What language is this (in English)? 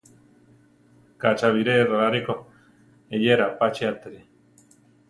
Central Tarahumara